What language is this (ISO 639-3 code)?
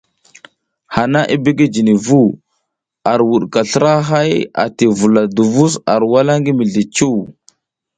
giz